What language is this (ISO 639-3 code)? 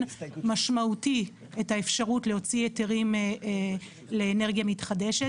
heb